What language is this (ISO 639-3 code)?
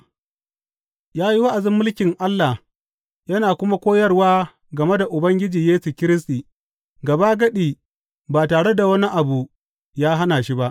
hau